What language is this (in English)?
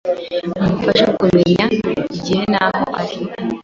Kinyarwanda